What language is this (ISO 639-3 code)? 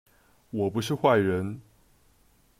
zho